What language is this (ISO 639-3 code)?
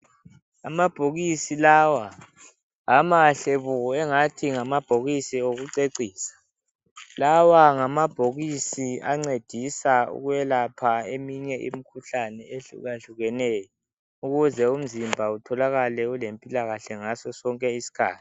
nde